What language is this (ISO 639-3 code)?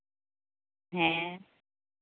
sat